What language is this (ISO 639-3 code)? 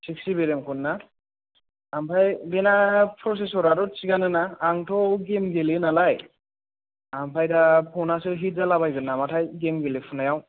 brx